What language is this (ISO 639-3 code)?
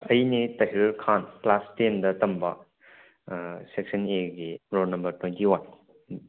mni